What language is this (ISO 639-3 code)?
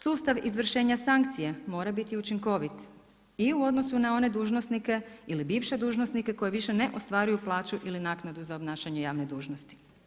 hrv